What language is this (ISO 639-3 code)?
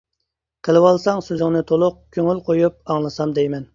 uig